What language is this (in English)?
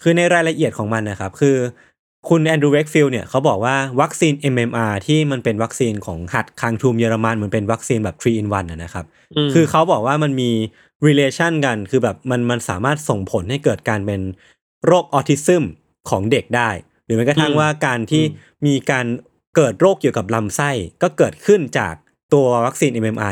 Thai